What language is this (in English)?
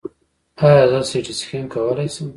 Pashto